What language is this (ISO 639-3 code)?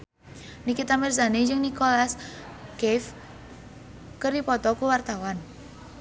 sun